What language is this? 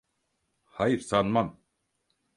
Turkish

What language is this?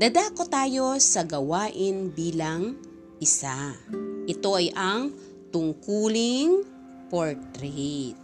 Filipino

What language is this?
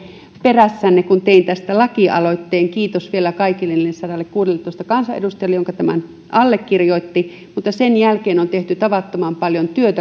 Finnish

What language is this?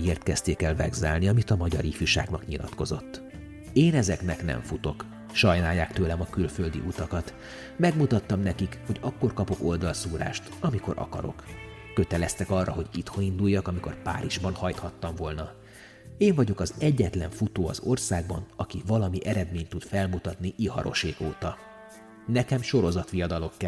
Hungarian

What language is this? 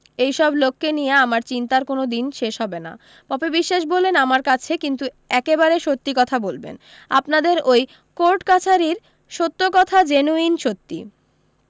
Bangla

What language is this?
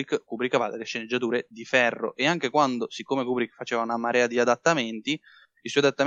Italian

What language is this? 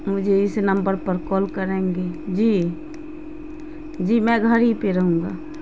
Urdu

